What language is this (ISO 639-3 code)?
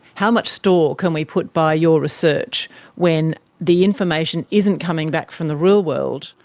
eng